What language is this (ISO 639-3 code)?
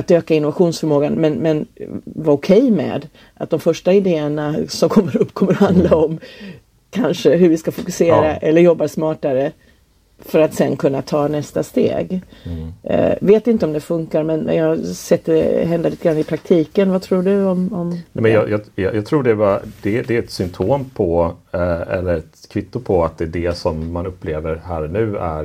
swe